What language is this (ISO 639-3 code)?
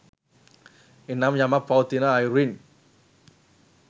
sin